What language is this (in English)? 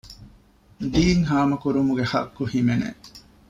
Divehi